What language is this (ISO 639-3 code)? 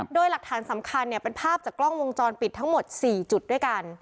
tha